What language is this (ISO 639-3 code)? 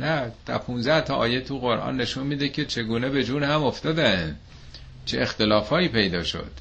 fas